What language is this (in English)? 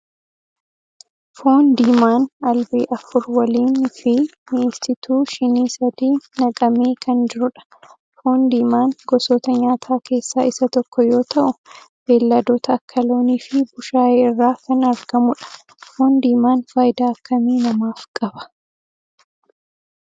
Oromo